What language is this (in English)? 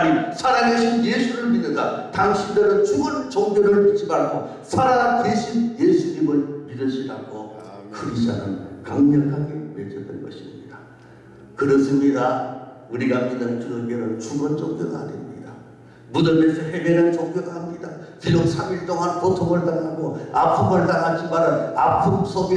Korean